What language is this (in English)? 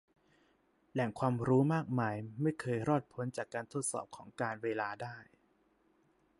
Thai